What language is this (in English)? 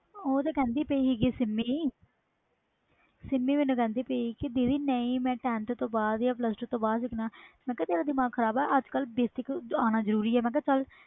Punjabi